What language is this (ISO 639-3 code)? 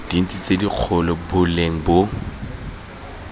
tsn